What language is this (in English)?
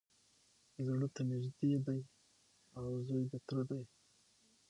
Pashto